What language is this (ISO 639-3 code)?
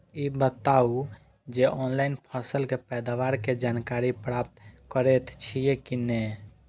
mai